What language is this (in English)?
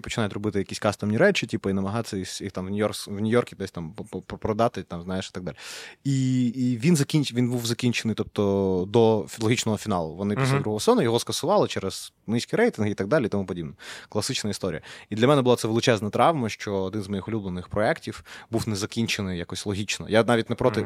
Ukrainian